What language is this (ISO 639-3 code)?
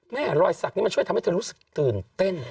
tha